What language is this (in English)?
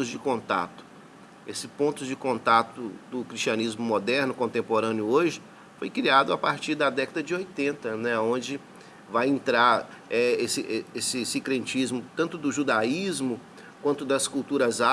Portuguese